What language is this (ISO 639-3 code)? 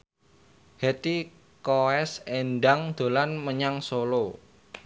jav